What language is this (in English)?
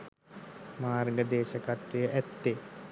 Sinhala